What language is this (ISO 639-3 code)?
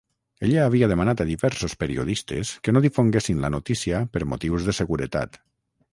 cat